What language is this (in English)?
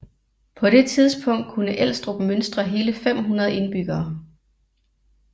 Danish